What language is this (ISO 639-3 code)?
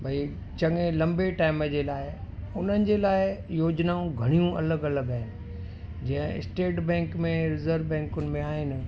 snd